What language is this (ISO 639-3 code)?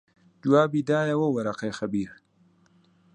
ckb